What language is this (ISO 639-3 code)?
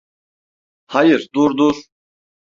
tur